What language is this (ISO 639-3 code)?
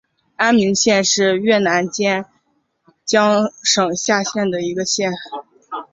zho